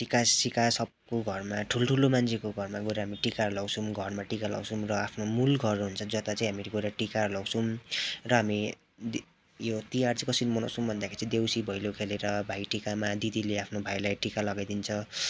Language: Nepali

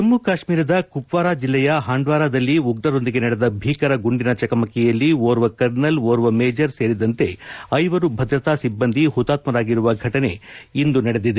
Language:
Kannada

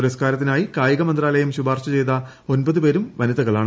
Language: Malayalam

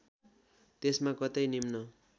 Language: Nepali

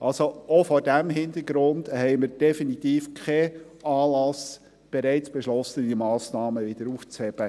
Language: Swiss German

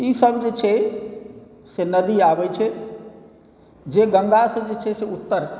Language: Maithili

